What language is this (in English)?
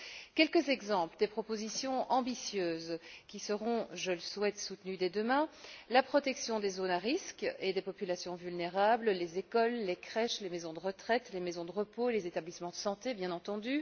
French